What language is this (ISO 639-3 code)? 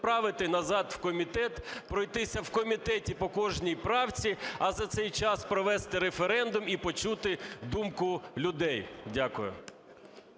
ukr